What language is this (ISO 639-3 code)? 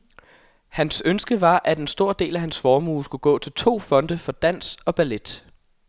dan